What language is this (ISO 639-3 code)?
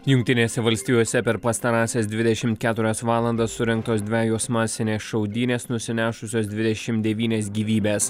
lit